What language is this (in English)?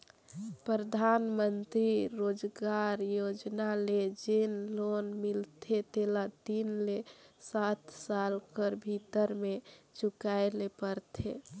Chhattisgarhi